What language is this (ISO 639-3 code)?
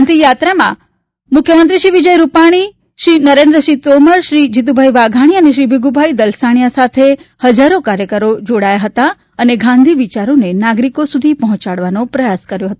guj